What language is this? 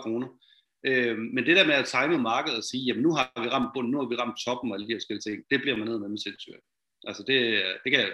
Danish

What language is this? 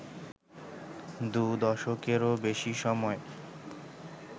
Bangla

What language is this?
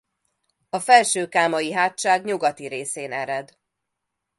Hungarian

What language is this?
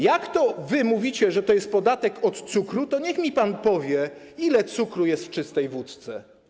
Polish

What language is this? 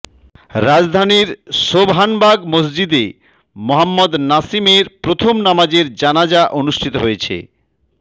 Bangla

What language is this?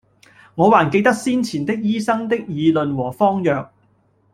Cantonese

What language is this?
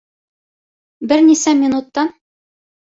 Bashkir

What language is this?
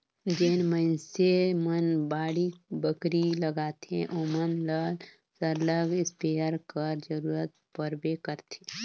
Chhattisgarhi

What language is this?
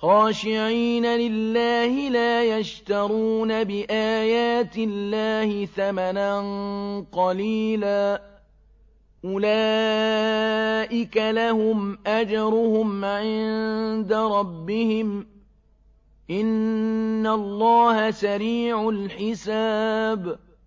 Arabic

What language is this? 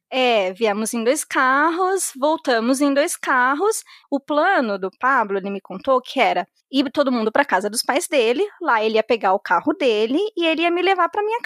Portuguese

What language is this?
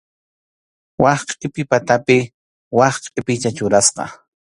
Arequipa-La Unión Quechua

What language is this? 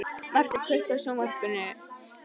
Icelandic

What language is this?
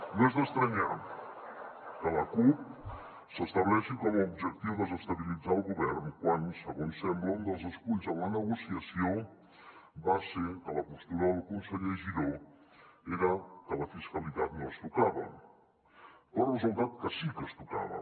Catalan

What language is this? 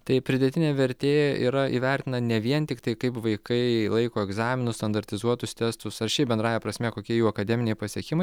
Lithuanian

